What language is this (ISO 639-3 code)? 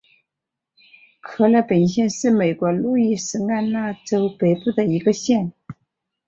zho